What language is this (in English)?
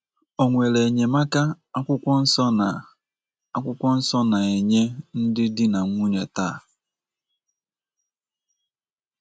Igbo